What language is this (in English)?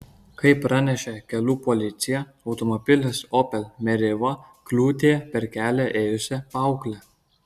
Lithuanian